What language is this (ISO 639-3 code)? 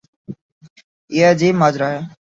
urd